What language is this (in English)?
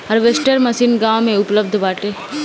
Bhojpuri